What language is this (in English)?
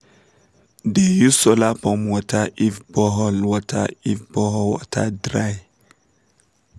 Nigerian Pidgin